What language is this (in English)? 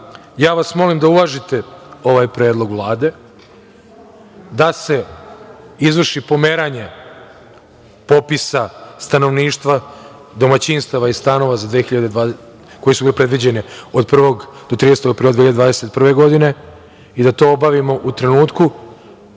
Serbian